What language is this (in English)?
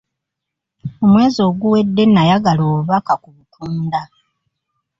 Ganda